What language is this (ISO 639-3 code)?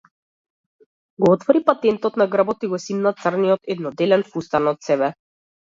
mkd